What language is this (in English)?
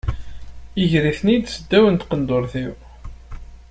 Kabyle